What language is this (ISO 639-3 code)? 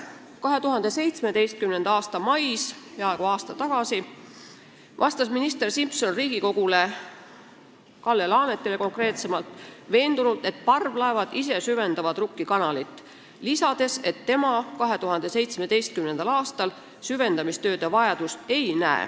est